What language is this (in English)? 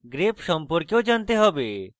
Bangla